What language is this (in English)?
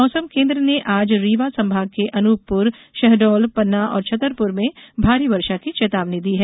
Hindi